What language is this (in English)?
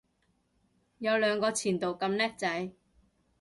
Cantonese